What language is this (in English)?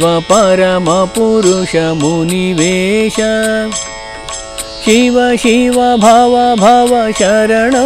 Hindi